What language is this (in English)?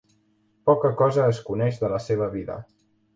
Catalan